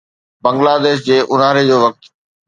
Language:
Sindhi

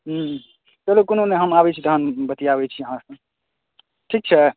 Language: Maithili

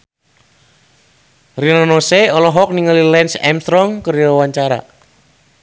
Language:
Sundanese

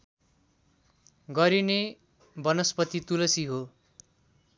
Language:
Nepali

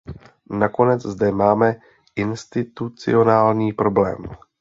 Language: Czech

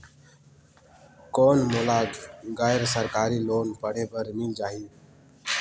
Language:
Chhattisgarhi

